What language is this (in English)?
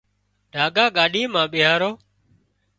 Wadiyara Koli